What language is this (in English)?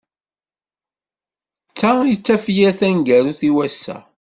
Kabyle